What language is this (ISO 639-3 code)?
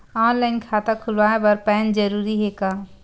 hne